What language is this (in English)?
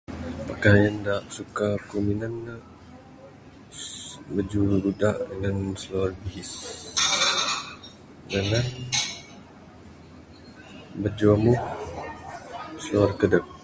Bukar-Sadung Bidayuh